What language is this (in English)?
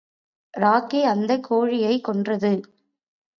Tamil